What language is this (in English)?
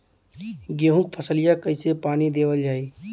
Bhojpuri